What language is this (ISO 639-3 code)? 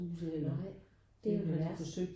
dan